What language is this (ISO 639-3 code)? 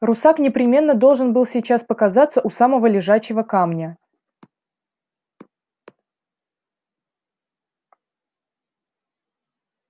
rus